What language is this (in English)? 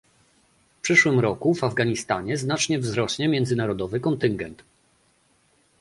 Polish